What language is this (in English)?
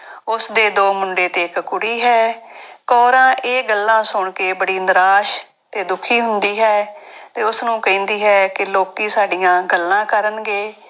Punjabi